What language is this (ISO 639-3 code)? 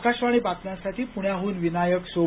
mar